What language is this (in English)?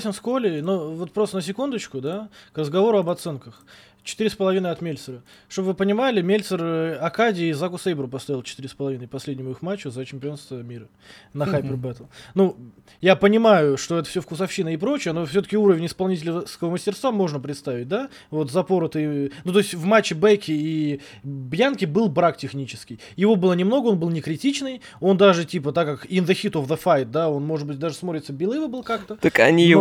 Russian